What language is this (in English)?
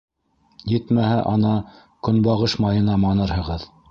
Bashkir